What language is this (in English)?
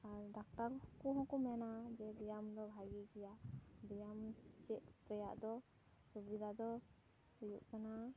Santali